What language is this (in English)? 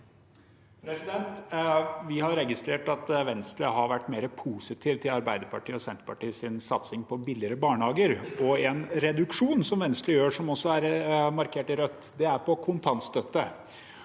Norwegian